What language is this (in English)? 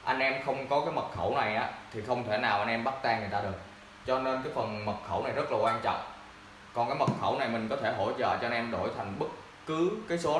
Vietnamese